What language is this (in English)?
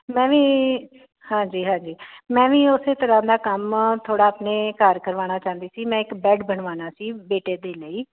Punjabi